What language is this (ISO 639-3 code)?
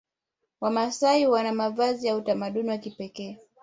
swa